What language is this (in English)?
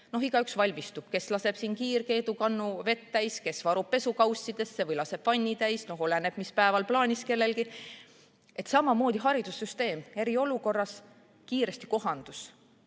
Estonian